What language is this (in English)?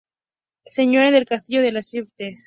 Spanish